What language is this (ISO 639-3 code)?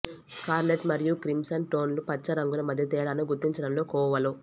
tel